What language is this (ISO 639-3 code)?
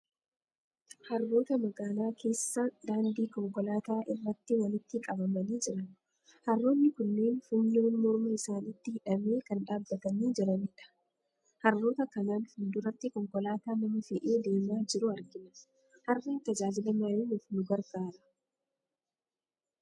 orm